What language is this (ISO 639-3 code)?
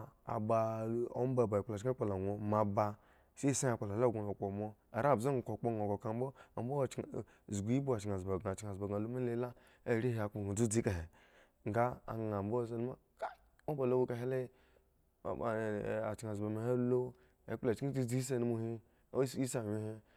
ego